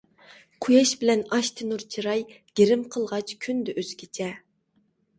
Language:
Uyghur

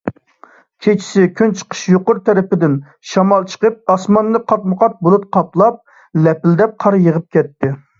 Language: Uyghur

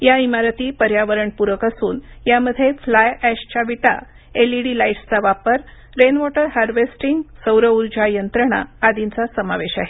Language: Marathi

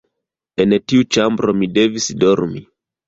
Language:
Esperanto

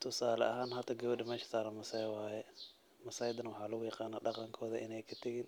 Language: Somali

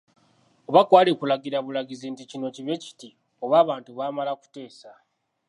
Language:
Ganda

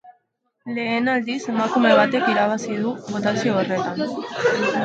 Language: Basque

